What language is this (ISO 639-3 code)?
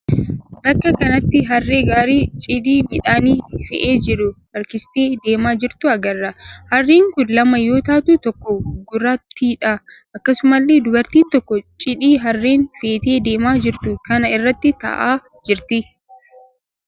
orm